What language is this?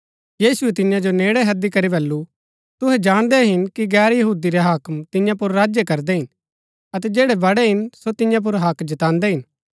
Gaddi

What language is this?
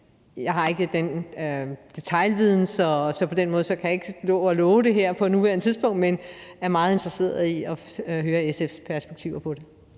Danish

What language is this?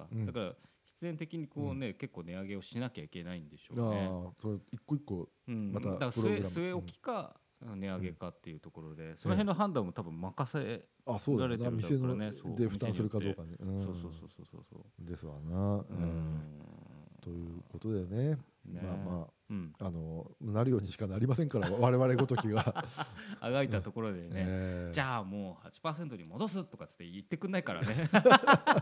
Japanese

